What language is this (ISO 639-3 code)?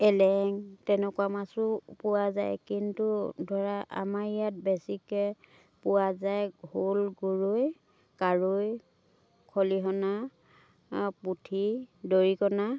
asm